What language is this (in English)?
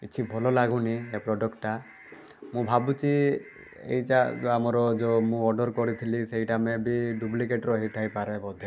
Odia